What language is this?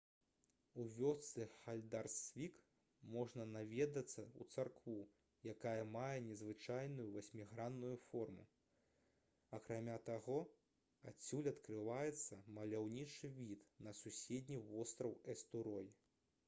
Belarusian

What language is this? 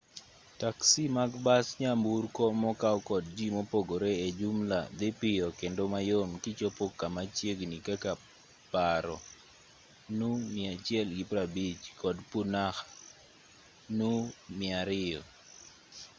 Luo (Kenya and Tanzania)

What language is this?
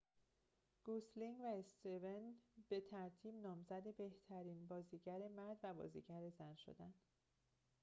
Persian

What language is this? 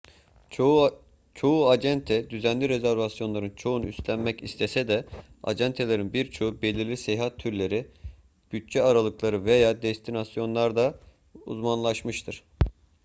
Turkish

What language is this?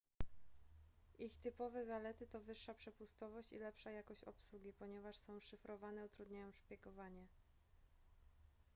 Polish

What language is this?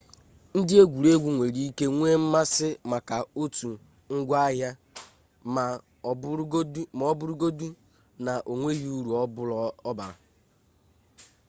Igbo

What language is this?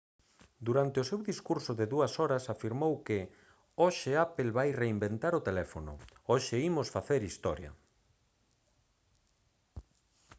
Galician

